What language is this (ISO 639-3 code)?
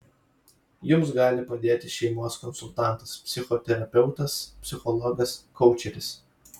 lit